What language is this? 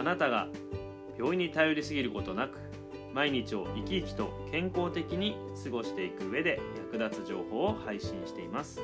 Japanese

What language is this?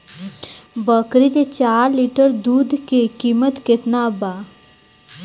Bhojpuri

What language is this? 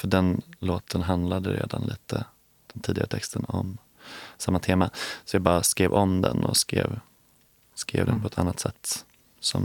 Swedish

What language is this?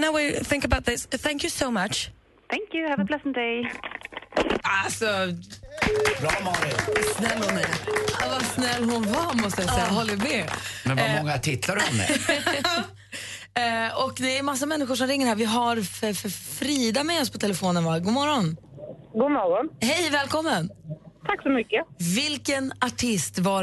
Swedish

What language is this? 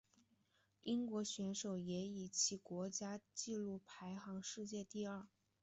Chinese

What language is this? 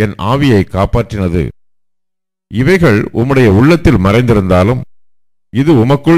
Korean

